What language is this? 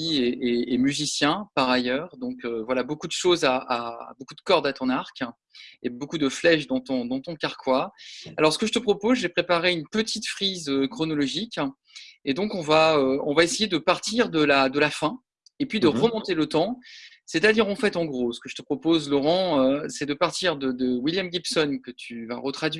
French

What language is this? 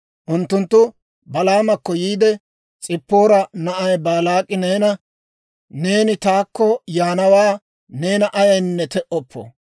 Dawro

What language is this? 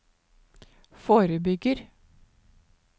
Norwegian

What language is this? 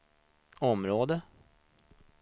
Swedish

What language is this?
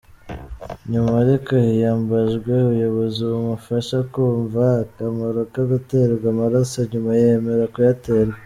Kinyarwanda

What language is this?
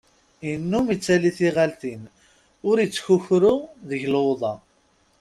Kabyle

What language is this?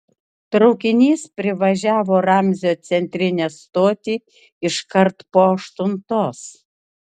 Lithuanian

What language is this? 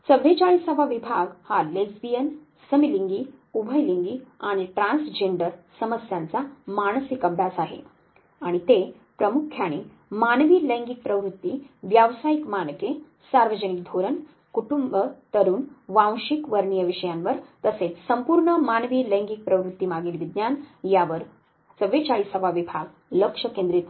Marathi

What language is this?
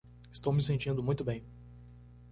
Portuguese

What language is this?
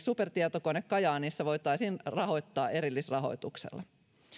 Finnish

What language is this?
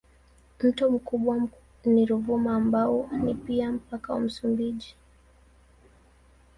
Swahili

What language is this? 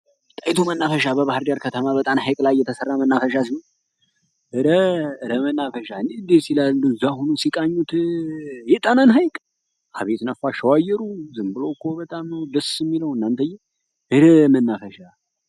Amharic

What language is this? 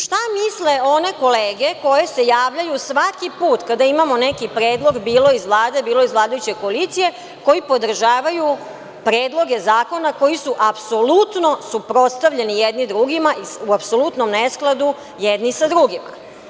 Serbian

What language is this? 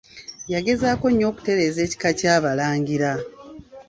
Ganda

